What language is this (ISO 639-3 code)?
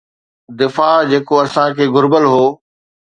snd